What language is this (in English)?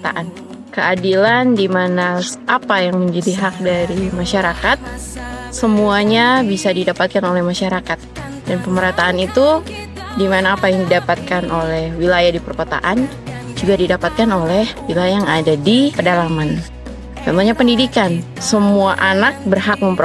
Indonesian